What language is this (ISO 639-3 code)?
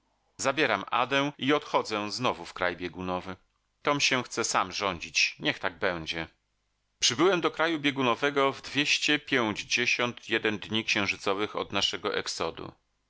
pol